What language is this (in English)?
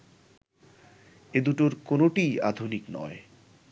Bangla